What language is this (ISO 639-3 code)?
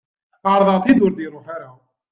kab